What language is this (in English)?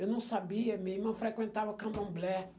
Portuguese